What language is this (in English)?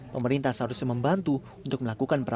Indonesian